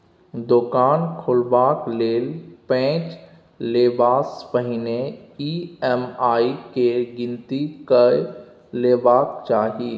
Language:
Maithili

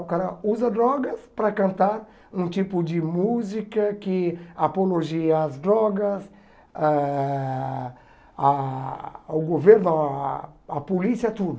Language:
Portuguese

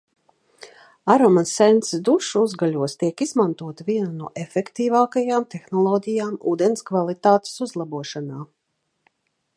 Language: Latvian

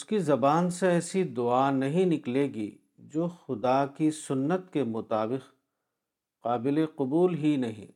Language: Urdu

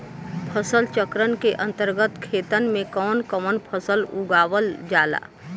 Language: Bhojpuri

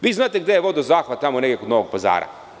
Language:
Serbian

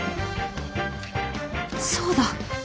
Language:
Japanese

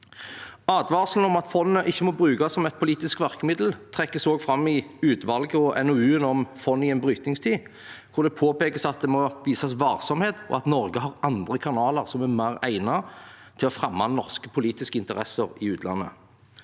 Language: Norwegian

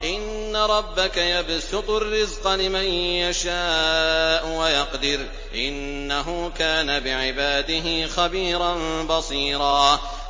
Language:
Arabic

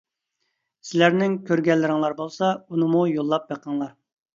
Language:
Uyghur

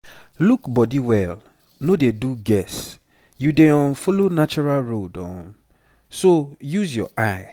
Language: Nigerian Pidgin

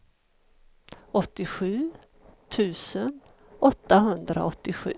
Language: Swedish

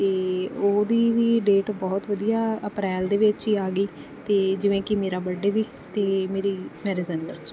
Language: Punjabi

